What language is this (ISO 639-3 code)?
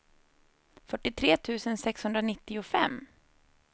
swe